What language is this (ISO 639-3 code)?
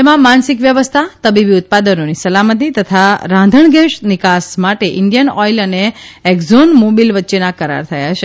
guj